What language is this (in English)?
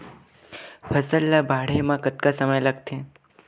Chhattisgarhi